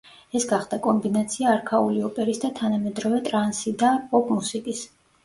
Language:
Georgian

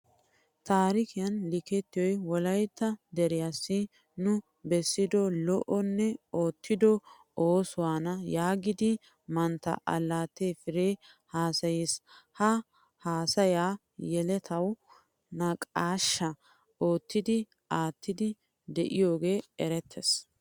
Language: Wolaytta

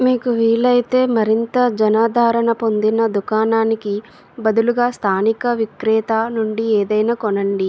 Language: Telugu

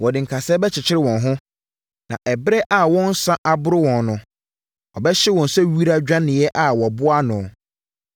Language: Akan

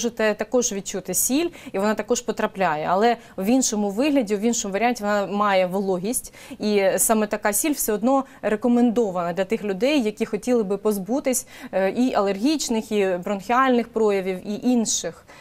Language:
Ukrainian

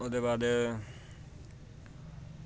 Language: Dogri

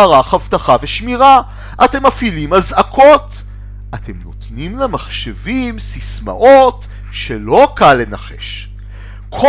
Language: Hebrew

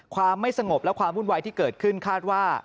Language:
Thai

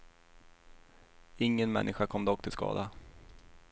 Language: Swedish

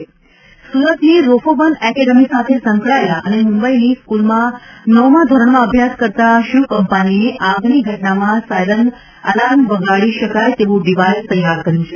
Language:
Gujarati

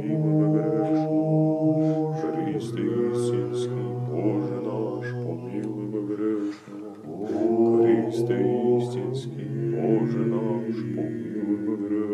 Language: Croatian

